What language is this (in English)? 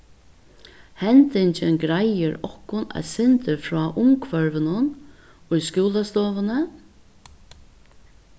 Faroese